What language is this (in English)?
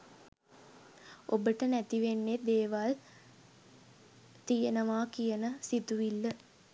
Sinhala